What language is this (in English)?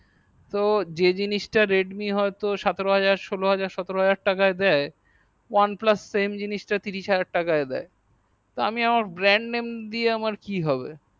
Bangla